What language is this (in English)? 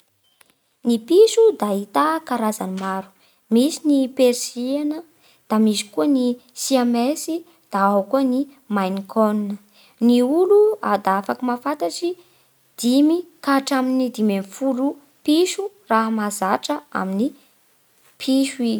Bara Malagasy